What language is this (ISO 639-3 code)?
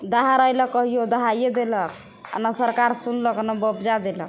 mai